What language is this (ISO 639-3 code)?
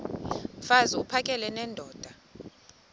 xho